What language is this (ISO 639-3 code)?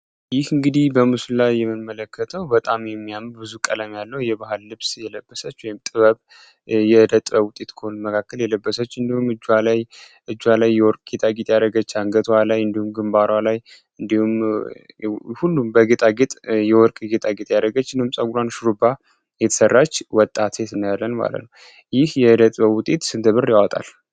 amh